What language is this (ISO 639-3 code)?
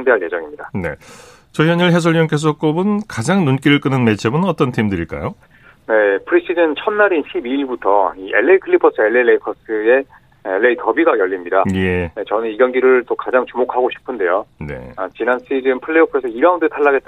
kor